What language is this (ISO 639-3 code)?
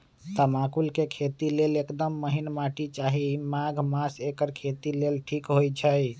mag